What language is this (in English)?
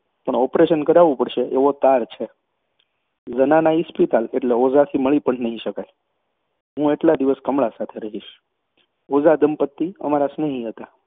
Gujarati